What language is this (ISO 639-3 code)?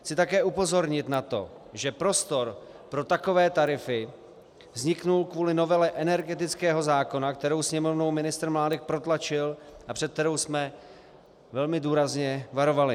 ces